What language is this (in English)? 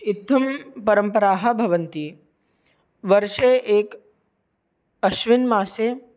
Sanskrit